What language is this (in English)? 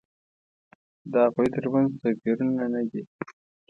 Pashto